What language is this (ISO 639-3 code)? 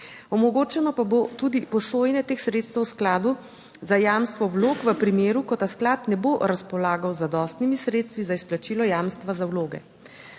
slv